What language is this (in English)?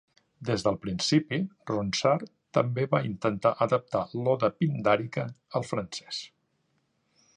Catalan